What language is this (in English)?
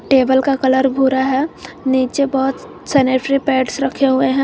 Hindi